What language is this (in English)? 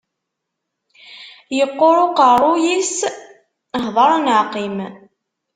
Kabyle